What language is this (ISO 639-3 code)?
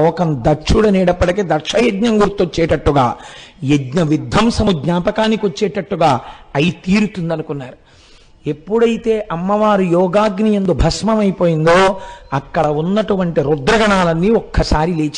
tel